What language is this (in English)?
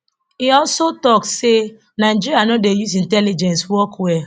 Nigerian Pidgin